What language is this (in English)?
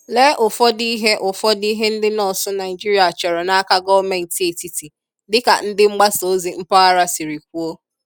Igbo